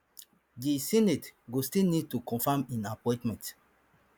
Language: Nigerian Pidgin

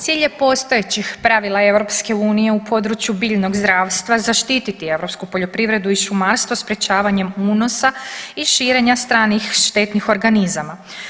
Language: Croatian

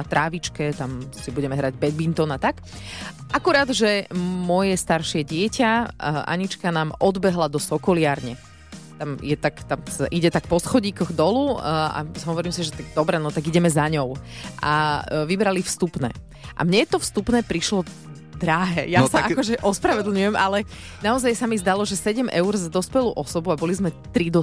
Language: Slovak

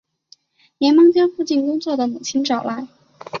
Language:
Chinese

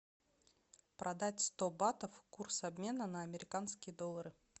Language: Russian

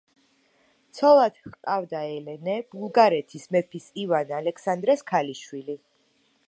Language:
Georgian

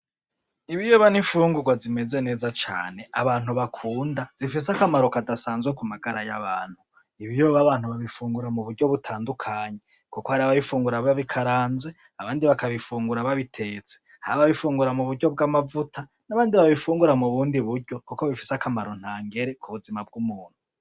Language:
Rundi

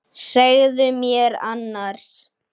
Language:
Icelandic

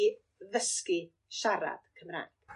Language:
Welsh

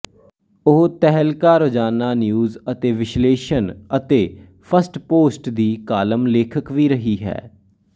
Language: Punjabi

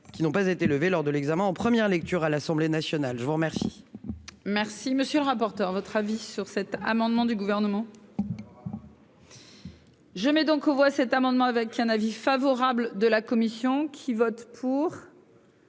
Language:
French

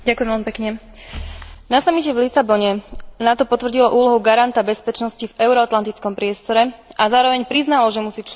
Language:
Slovak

